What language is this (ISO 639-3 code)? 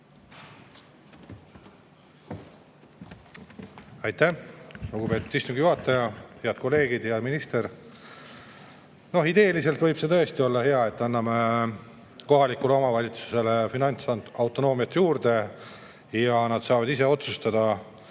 est